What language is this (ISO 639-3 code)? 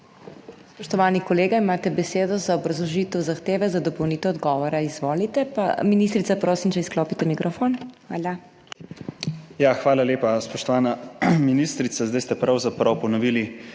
slv